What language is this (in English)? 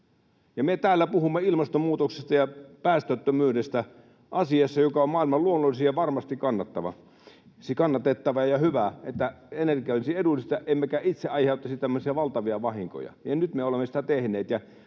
Finnish